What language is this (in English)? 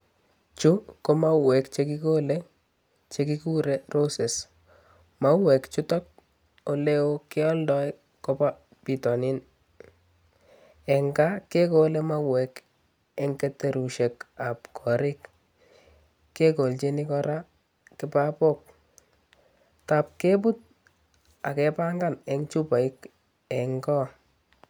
Kalenjin